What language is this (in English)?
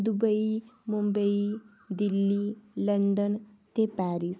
Dogri